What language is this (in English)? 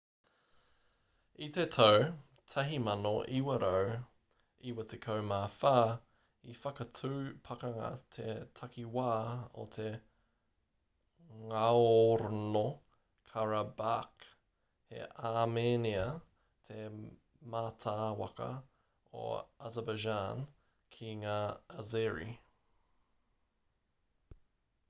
Māori